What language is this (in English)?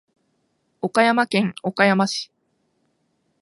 Japanese